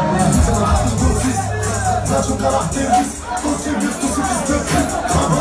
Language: Korean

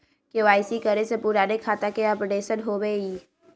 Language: Magahi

